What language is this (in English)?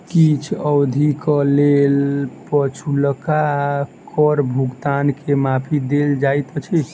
Maithili